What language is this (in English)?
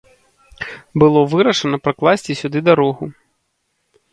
Belarusian